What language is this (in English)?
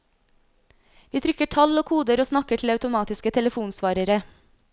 Norwegian